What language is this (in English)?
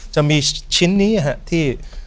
Thai